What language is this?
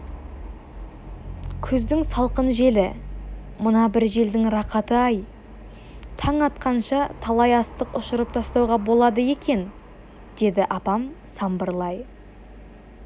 Kazakh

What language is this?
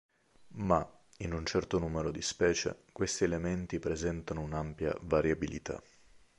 Italian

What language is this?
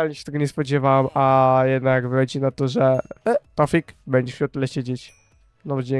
Polish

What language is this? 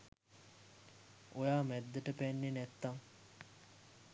Sinhala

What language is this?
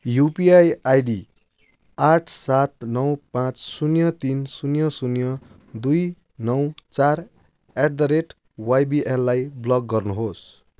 Nepali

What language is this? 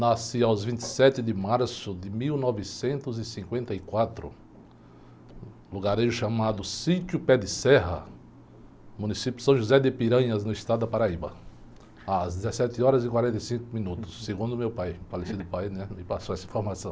Portuguese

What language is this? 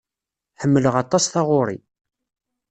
Kabyle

